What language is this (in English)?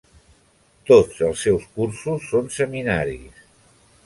Catalan